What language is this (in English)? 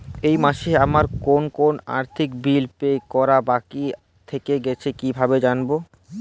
Bangla